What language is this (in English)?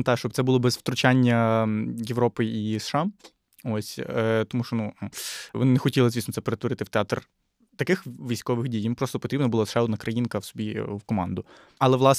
Ukrainian